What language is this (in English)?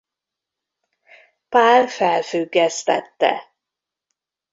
Hungarian